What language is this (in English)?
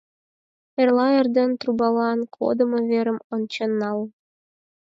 Mari